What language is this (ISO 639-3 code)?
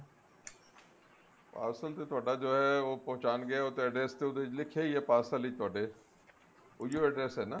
pan